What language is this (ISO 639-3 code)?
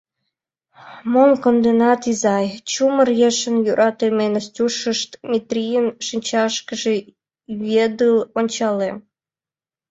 chm